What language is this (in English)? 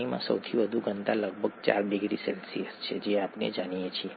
Gujarati